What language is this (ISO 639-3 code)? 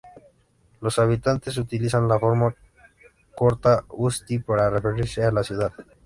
spa